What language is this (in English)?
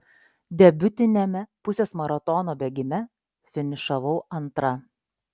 Lithuanian